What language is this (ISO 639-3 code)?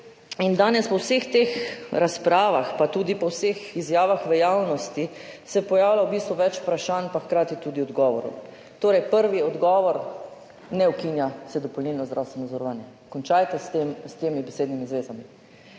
slv